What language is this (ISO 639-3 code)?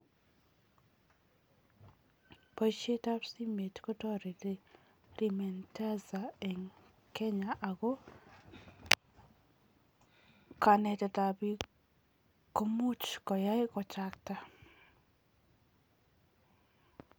kln